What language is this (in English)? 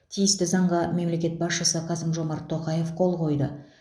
Kazakh